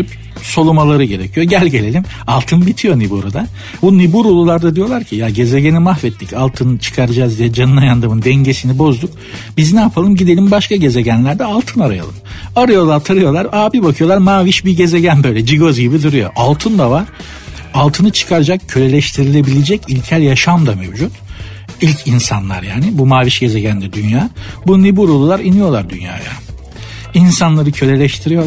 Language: Turkish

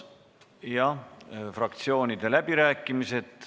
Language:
Estonian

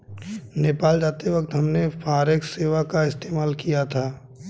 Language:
Hindi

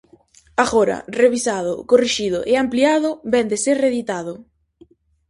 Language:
Galician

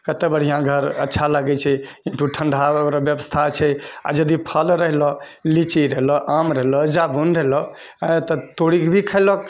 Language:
Maithili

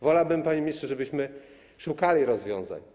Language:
Polish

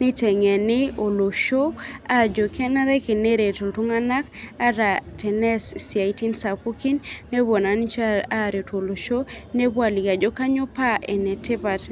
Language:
Masai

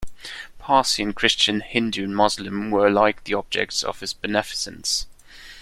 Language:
English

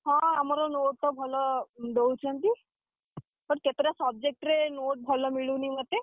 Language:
Odia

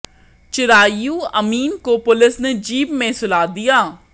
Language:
Hindi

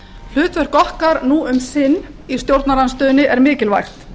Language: Icelandic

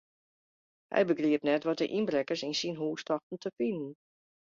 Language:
Western Frisian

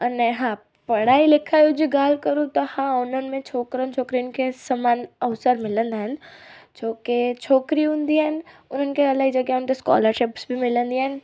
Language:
Sindhi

